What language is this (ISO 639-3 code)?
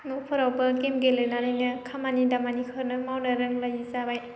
brx